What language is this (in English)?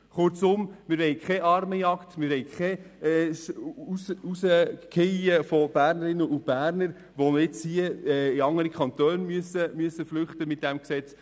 Swiss German